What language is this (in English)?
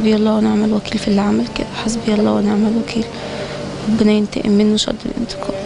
Arabic